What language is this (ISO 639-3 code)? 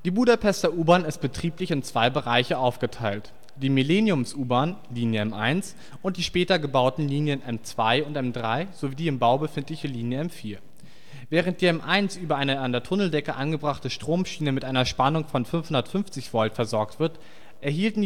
deu